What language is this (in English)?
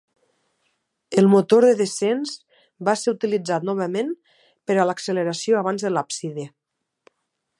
Catalan